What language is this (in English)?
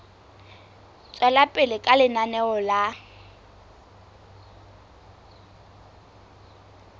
Southern Sotho